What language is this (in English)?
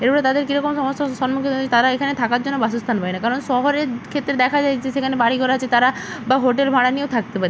Bangla